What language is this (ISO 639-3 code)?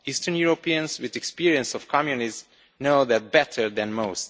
eng